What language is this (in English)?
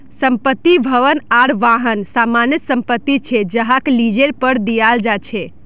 Magahi